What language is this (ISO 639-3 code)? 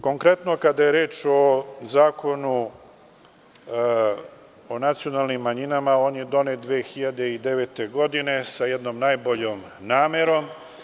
srp